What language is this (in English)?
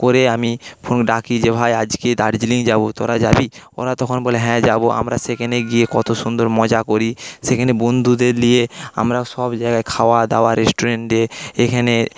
Bangla